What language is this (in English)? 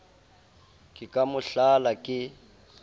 Southern Sotho